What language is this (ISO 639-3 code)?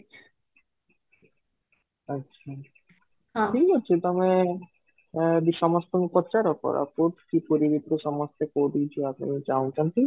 ori